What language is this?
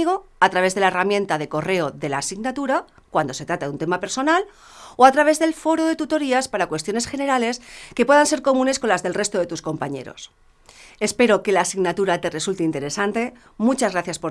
Spanish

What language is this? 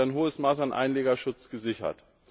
German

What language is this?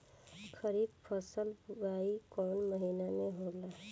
Bhojpuri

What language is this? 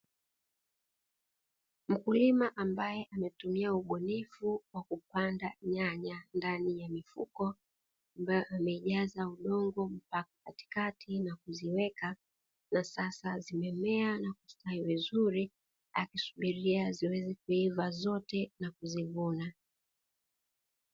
Swahili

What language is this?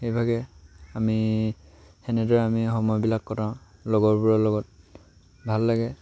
Assamese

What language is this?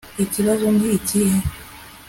Kinyarwanda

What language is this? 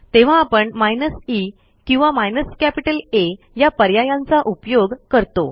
Marathi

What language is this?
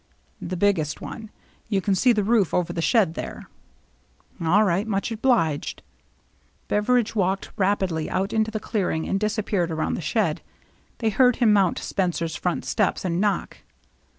English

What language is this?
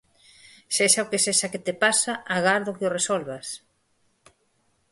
Galician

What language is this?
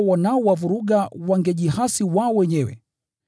Swahili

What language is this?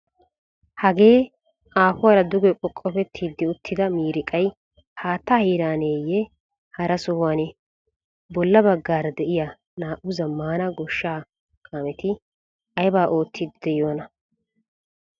Wolaytta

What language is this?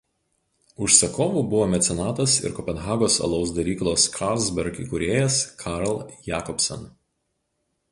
Lithuanian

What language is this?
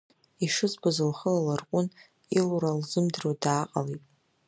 Abkhazian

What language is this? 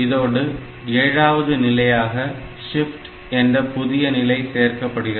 Tamil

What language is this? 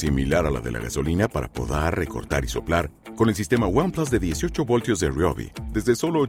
Spanish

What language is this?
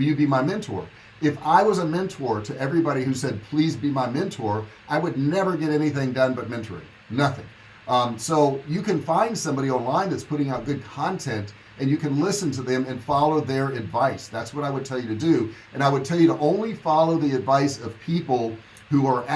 English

